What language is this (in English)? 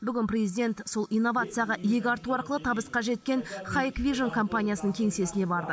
Kazakh